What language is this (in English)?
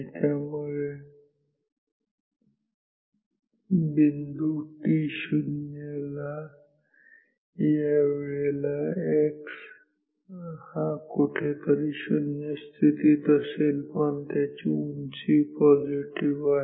Marathi